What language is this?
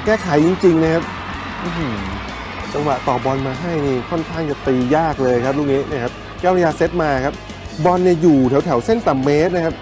Thai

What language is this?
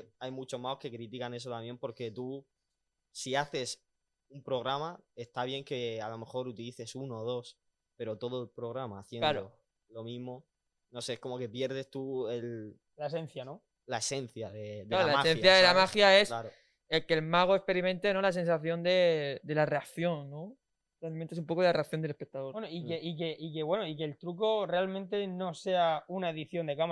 Spanish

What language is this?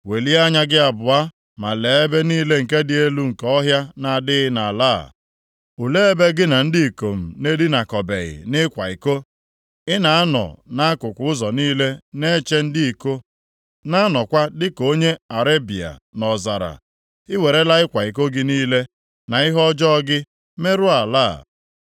Igbo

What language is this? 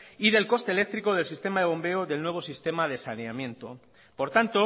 Spanish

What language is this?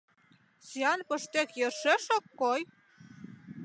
Mari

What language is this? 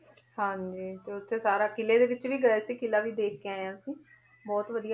Punjabi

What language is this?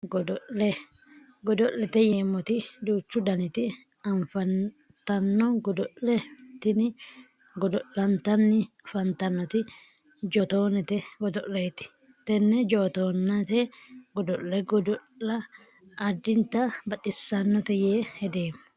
Sidamo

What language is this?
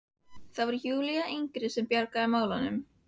Icelandic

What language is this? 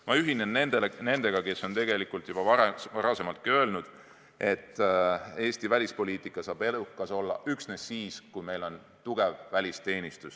Estonian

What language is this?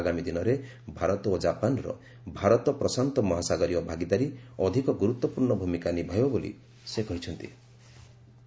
Odia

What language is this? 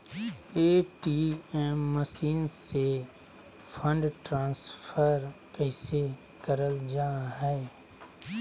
Magahi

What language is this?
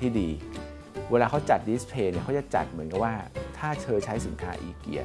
Thai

